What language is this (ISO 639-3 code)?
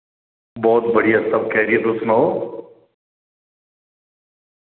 doi